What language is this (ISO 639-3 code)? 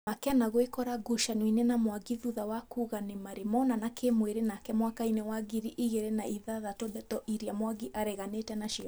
kik